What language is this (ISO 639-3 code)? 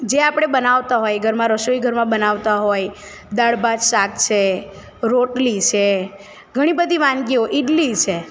guj